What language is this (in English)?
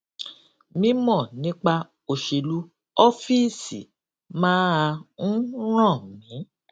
Yoruba